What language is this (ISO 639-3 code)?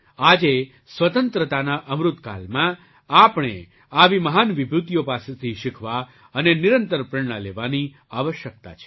guj